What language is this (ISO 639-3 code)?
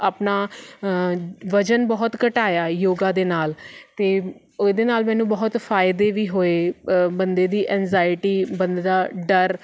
pan